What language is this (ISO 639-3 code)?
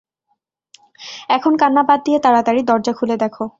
ben